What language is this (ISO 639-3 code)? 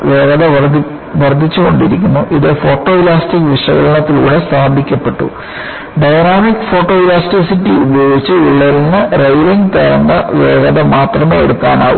mal